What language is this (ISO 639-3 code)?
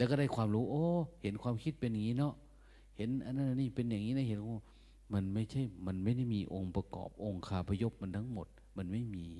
tha